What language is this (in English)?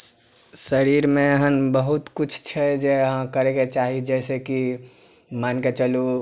Maithili